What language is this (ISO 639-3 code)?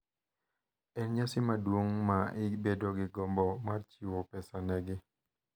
luo